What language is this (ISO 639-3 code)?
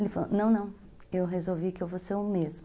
por